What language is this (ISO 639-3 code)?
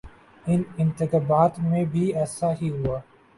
urd